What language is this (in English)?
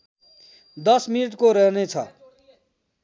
Nepali